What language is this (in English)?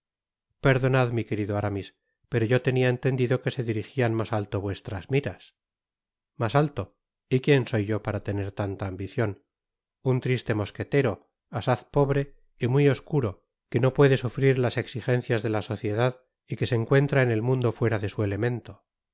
Spanish